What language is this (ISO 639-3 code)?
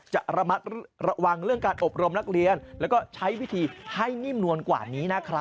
tha